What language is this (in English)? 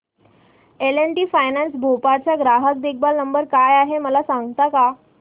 Marathi